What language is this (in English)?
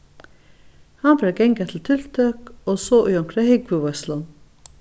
Faroese